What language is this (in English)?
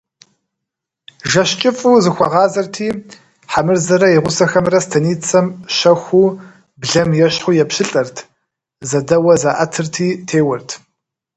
Kabardian